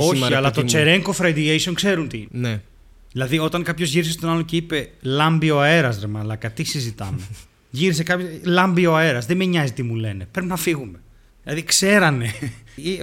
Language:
Greek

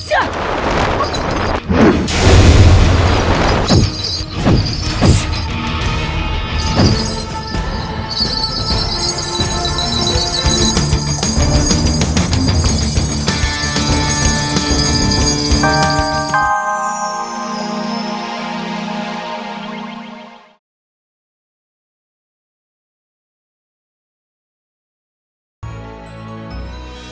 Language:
Indonesian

